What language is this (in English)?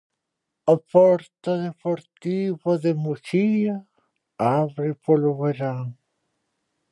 Galician